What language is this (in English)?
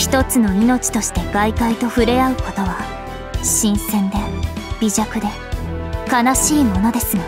Japanese